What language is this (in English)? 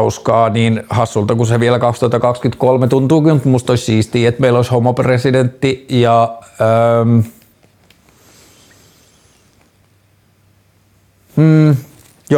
Finnish